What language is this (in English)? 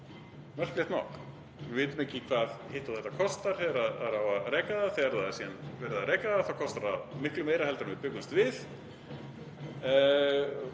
Icelandic